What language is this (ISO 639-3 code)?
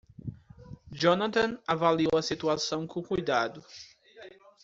por